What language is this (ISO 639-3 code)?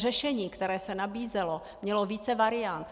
ces